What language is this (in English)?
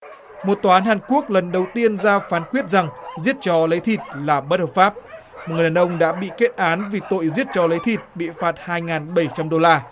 Vietnamese